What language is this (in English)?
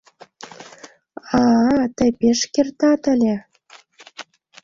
Mari